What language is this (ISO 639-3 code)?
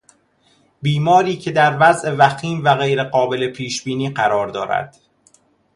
fas